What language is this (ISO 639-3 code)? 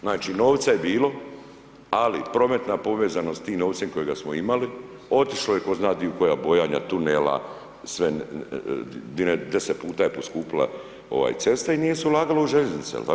hrv